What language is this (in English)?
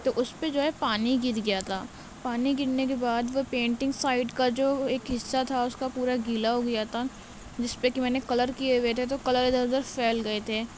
Urdu